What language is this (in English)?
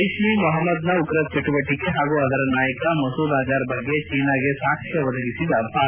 Kannada